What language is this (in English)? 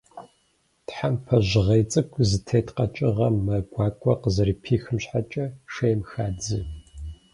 Kabardian